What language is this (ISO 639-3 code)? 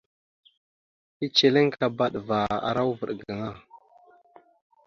mxu